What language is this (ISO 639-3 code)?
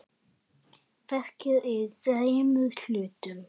isl